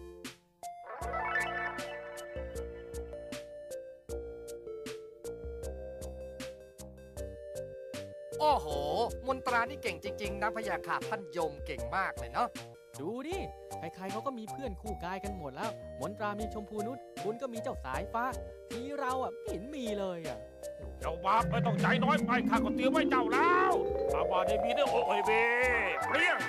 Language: Thai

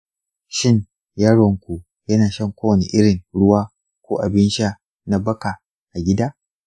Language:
Hausa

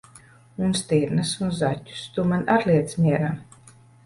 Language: Latvian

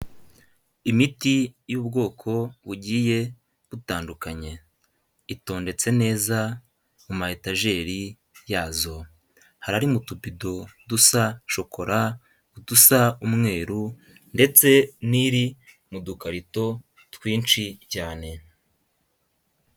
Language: Kinyarwanda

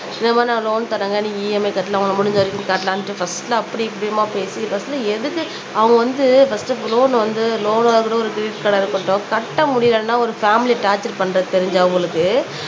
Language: Tamil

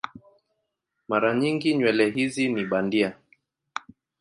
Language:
Swahili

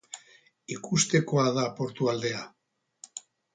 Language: Basque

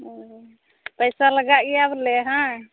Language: Santali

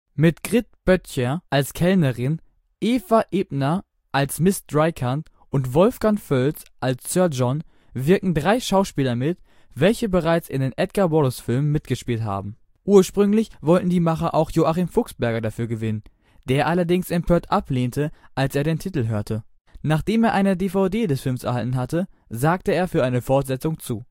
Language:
German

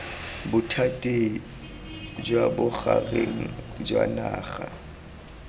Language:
Tswana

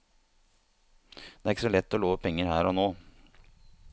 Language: Norwegian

